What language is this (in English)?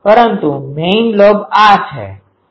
Gujarati